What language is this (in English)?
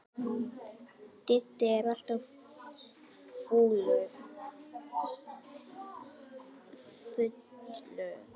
Icelandic